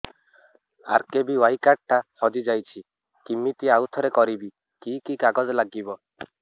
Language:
Odia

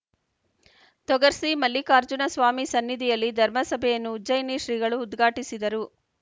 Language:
Kannada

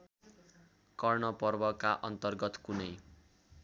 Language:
Nepali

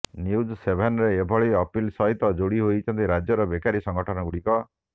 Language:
Odia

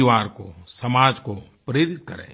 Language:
Hindi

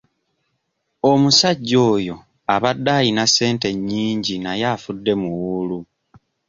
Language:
Ganda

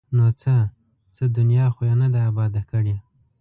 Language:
Pashto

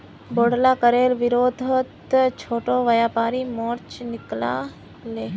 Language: Magahi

